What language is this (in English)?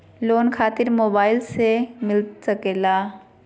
Magahi